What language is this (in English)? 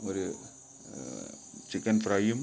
Malayalam